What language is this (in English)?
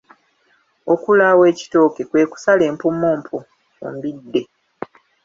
Ganda